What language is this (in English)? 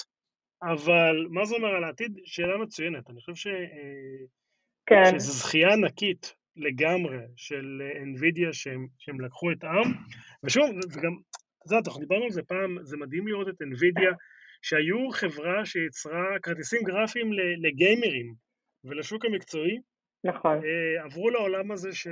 Hebrew